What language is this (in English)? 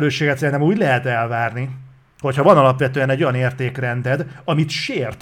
Hungarian